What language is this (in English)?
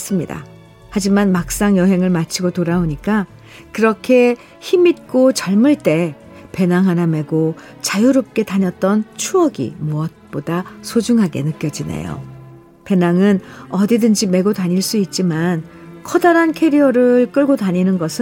Korean